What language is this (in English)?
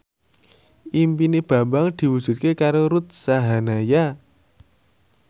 Javanese